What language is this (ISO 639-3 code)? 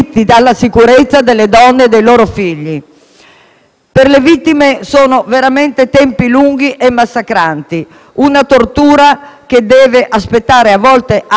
ita